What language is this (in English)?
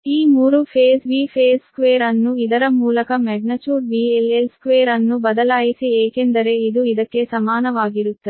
Kannada